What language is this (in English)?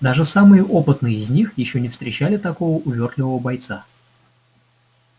Russian